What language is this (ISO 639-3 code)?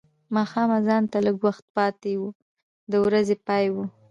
pus